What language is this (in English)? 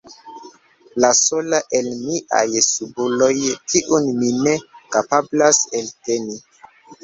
Esperanto